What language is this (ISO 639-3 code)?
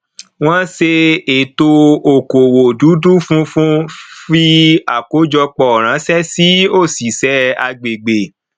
yor